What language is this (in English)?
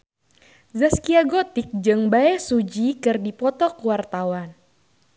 Sundanese